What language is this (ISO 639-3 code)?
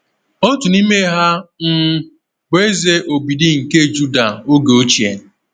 ibo